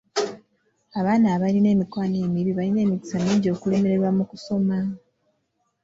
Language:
Ganda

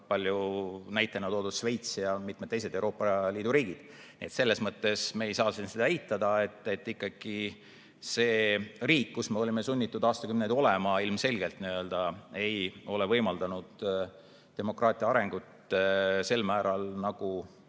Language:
Estonian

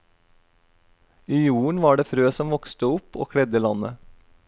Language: Norwegian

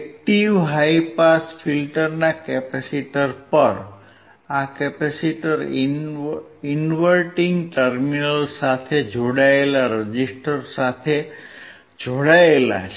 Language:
Gujarati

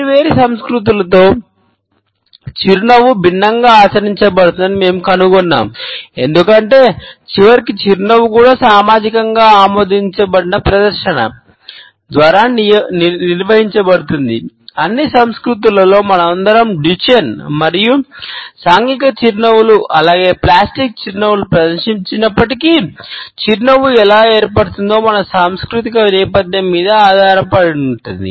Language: Telugu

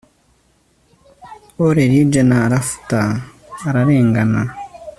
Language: Kinyarwanda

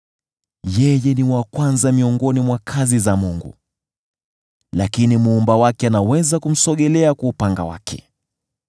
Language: Swahili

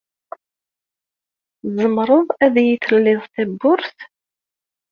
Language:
Kabyle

